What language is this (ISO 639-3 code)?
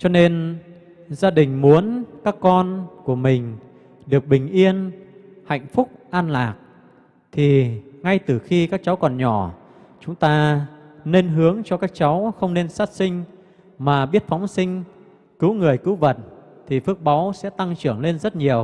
vie